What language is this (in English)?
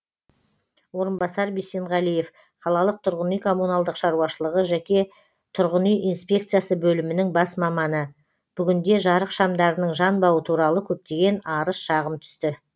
Kazakh